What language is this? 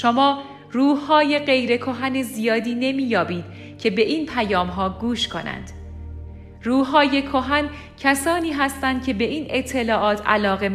Persian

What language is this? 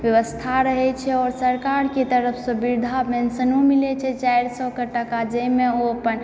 Maithili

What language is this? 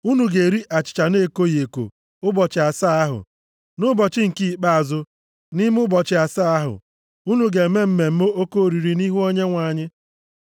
Igbo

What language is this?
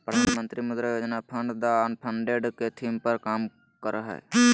Magahi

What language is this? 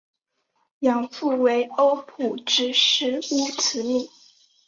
Chinese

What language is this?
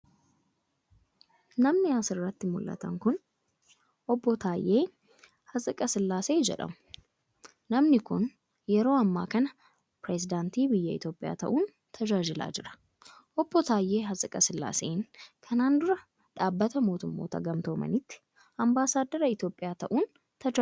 Oromo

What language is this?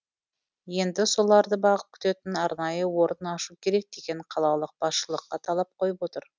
Kazakh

